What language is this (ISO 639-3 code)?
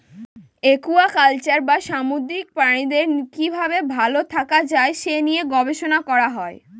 ben